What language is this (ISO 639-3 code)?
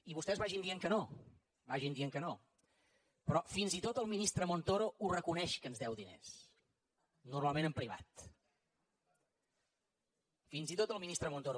cat